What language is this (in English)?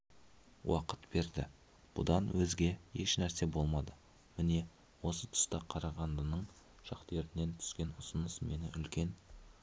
Kazakh